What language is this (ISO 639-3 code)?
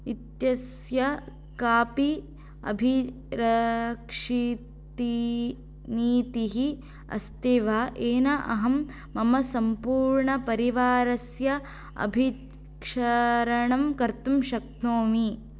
san